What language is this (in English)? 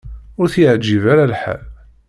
Kabyle